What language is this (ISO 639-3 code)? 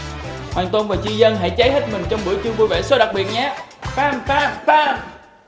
vie